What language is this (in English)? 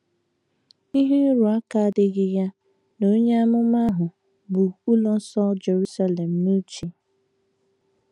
Igbo